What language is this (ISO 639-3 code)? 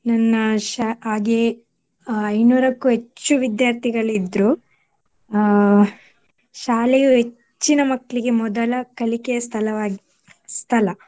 kan